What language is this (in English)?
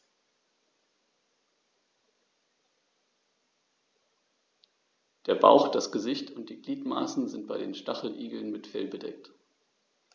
German